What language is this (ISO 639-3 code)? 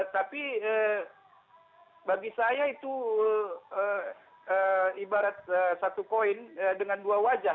ind